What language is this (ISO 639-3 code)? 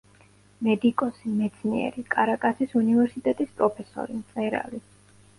kat